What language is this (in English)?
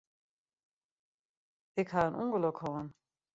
Western Frisian